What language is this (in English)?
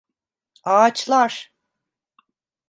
Turkish